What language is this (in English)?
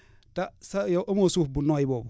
Wolof